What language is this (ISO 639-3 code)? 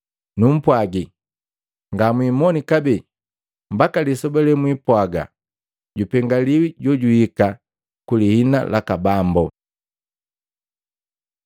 mgv